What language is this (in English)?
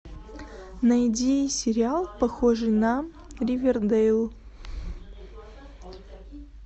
Russian